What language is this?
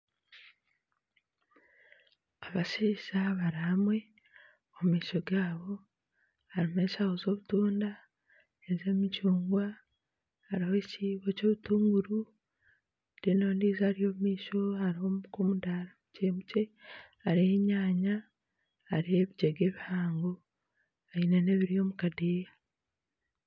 Nyankole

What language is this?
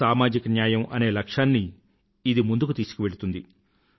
Telugu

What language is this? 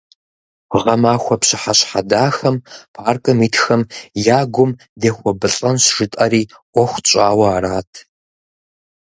Kabardian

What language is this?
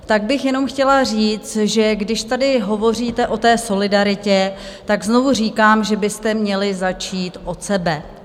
Czech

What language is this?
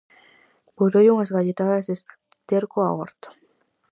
Galician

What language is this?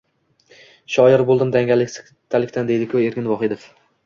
Uzbek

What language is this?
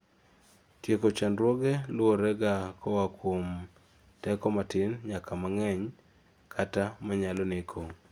Luo (Kenya and Tanzania)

